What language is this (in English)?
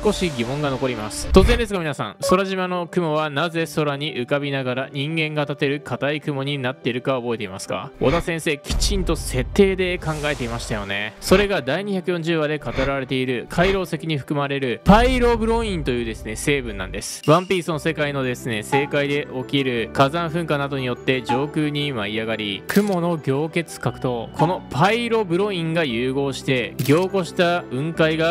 Japanese